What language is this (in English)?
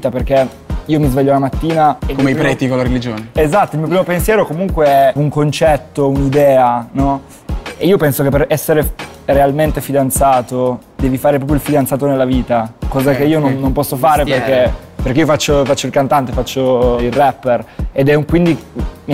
Italian